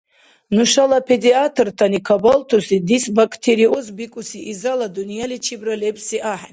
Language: Dargwa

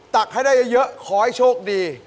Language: Thai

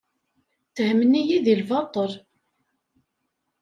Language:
Kabyle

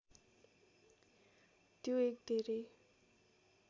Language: Nepali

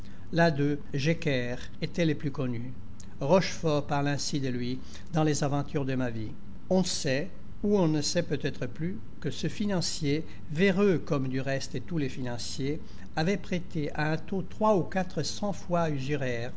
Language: French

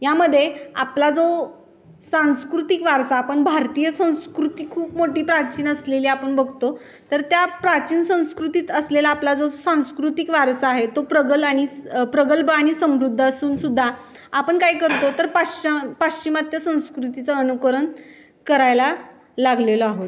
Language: Marathi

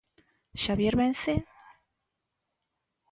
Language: Galician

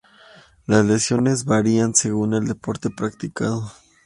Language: Spanish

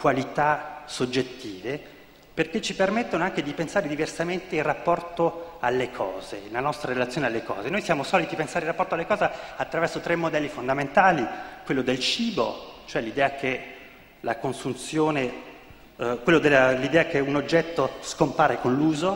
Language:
Italian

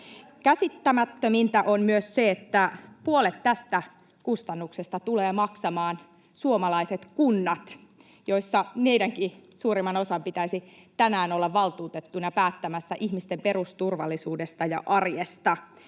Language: Finnish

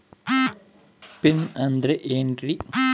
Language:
Kannada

